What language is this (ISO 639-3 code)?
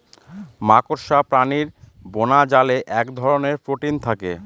ben